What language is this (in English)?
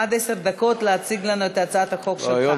Hebrew